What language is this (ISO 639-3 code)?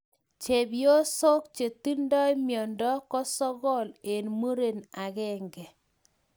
kln